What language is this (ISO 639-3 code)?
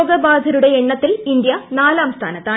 mal